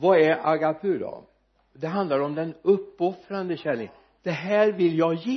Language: Swedish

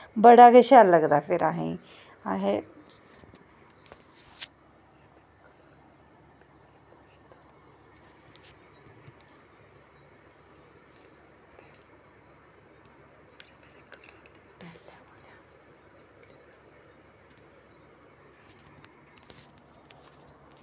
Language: Dogri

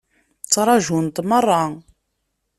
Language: Kabyle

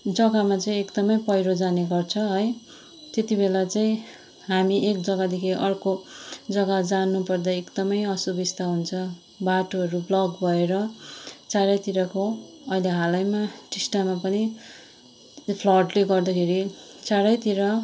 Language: Nepali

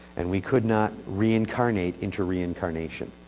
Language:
English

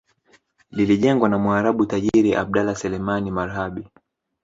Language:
Swahili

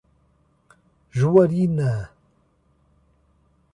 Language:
Portuguese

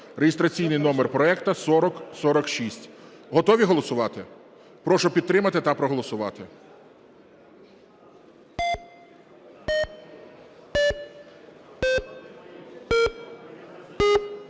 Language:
Ukrainian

